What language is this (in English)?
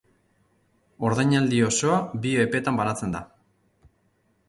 Basque